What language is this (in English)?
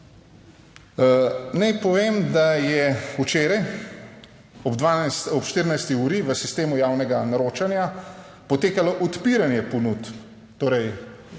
Slovenian